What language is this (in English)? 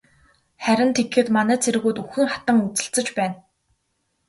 Mongolian